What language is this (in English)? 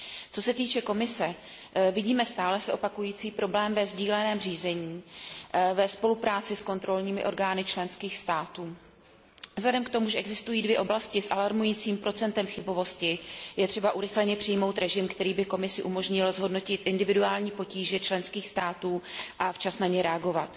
Czech